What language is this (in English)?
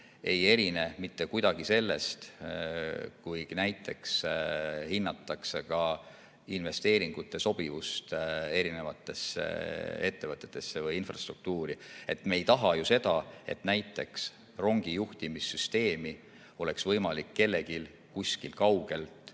Estonian